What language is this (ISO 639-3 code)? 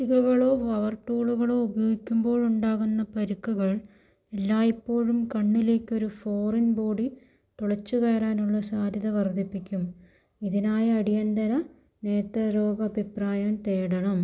mal